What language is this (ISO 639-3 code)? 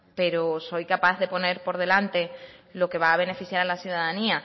spa